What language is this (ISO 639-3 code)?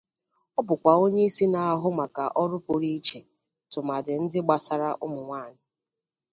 ibo